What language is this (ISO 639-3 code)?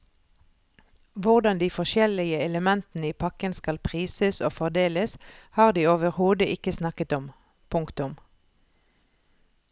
nor